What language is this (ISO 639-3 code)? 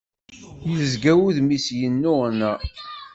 kab